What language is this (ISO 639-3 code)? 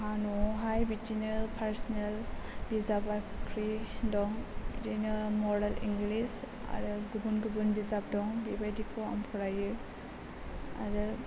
brx